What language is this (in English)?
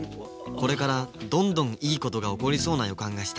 Japanese